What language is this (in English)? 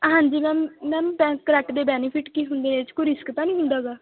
Punjabi